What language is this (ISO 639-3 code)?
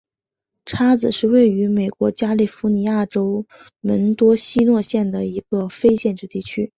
zho